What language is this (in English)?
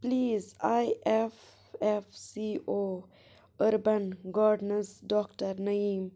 Kashmiri